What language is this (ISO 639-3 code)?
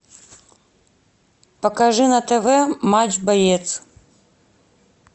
rus